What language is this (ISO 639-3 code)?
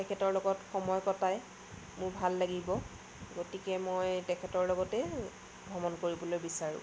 asm